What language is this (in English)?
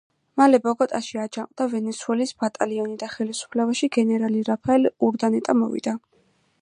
Georgian